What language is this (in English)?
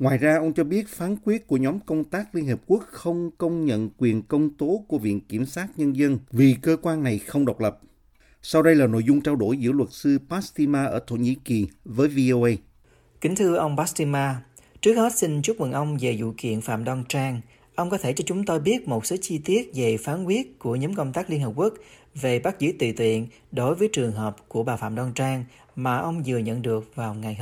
Vietnamese